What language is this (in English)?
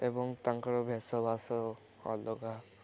Odia